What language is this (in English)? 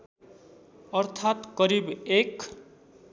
Nepali